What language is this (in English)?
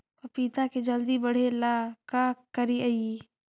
Magahi